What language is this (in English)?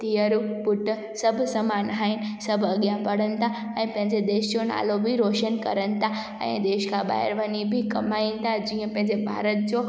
Sindhi